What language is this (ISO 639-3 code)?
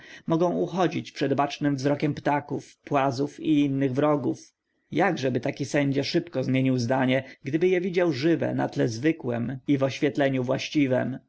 pol